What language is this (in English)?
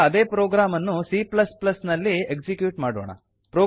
Kannada